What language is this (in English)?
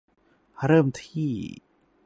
Thai